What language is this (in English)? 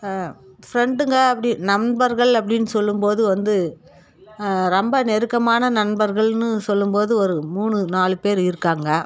Tamil